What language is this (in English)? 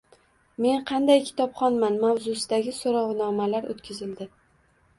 Uzbek